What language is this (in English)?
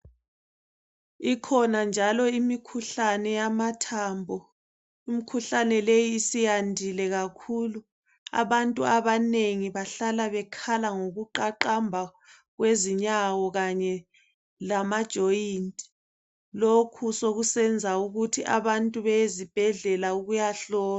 North Ndebele